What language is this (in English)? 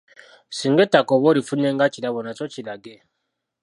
Ganda